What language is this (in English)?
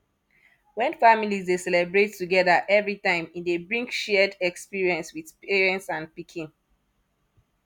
Nigerian Pidgin